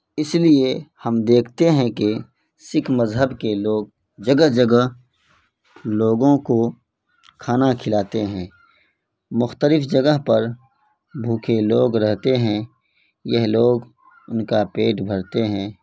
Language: Urdu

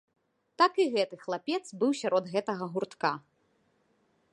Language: Belarusian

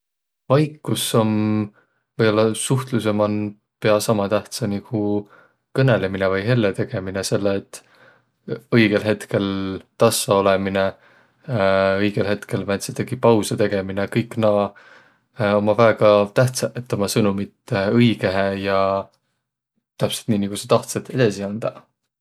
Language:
Võro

